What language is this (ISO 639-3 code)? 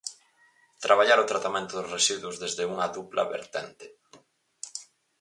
glg